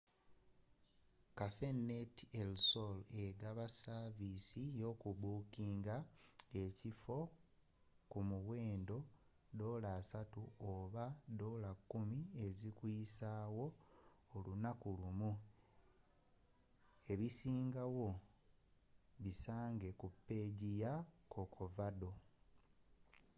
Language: Ganda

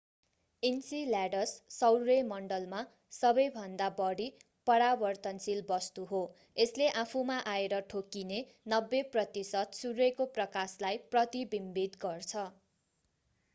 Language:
Nepali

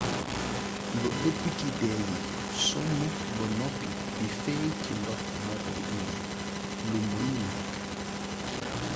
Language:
Wolof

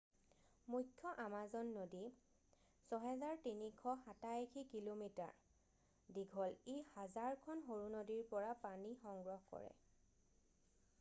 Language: Assamese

